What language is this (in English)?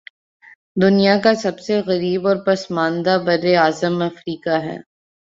Urdu